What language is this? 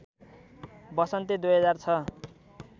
Nepali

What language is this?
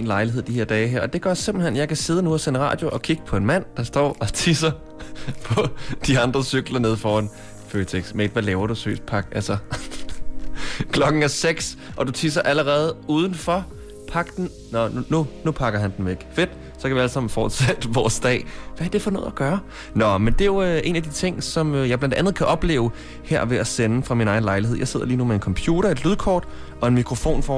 Danish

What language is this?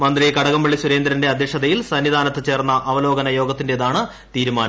Malayalam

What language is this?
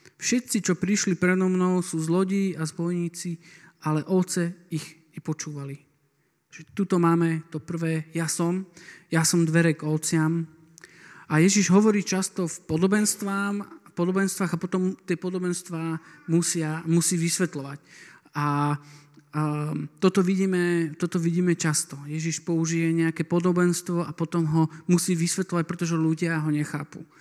Slovak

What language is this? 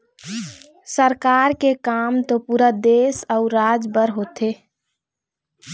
Chhattisgarhi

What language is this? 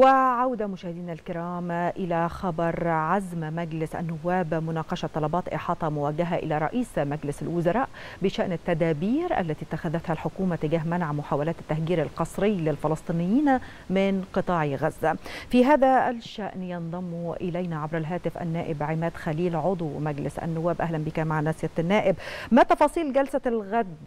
Arabic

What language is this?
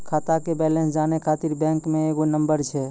Maithili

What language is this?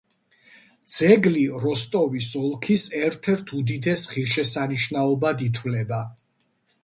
Georgian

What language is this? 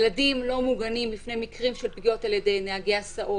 Hebrew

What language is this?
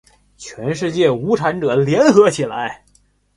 Chinese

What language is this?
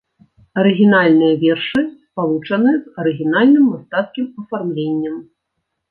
Belarusian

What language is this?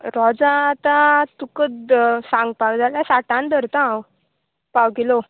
Konkani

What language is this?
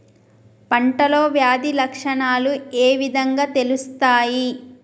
Telugu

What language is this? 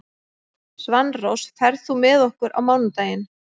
Icelandic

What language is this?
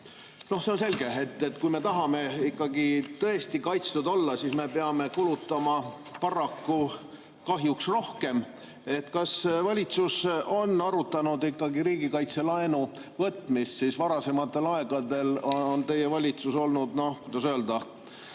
Estonian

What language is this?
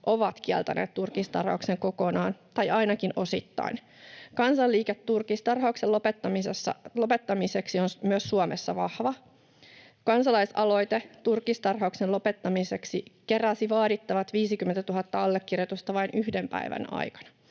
Finnish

